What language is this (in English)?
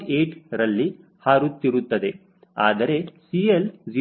Kannada